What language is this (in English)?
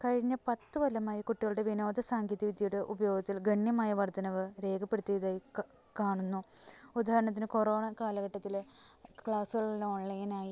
Malayalam